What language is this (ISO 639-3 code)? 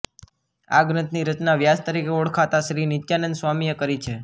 guj